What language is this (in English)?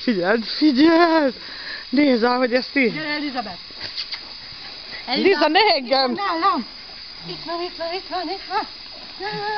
Hungarian